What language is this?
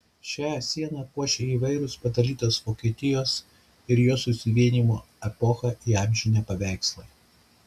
Lithuanian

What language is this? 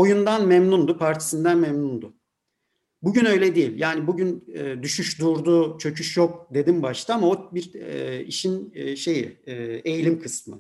Turkish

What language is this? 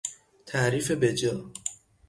Persian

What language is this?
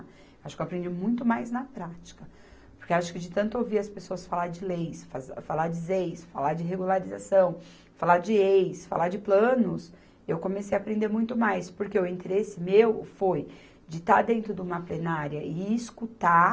Portuguese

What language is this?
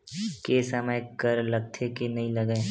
Chhattisgarhi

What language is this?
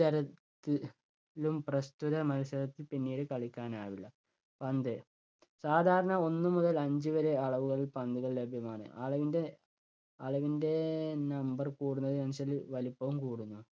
Malayalam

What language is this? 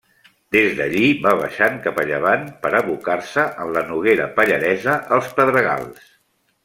Catalan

